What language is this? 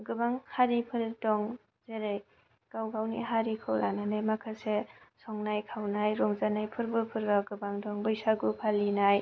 Bodo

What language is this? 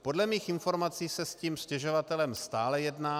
Czech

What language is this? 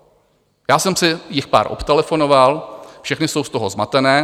Czech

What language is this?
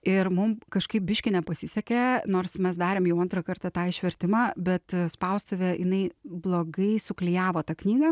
Lithuanian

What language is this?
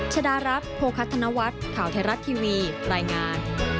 Thai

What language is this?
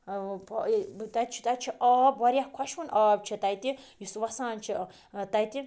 Kashmiri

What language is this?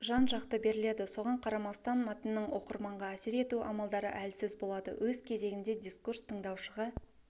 Kazakh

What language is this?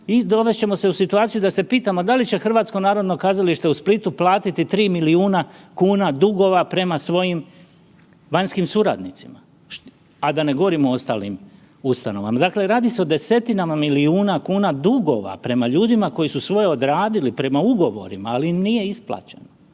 Croatian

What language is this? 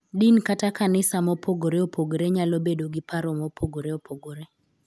Luo (Kenya and Tanzania)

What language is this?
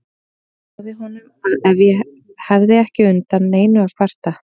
Icelandic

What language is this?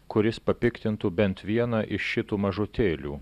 Lithuanian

